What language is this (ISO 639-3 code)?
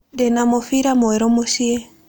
kik